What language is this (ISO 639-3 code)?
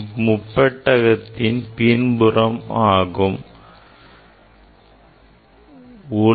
tam